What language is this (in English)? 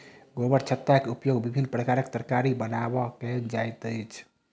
Maithili